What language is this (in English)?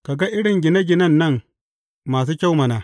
Hausa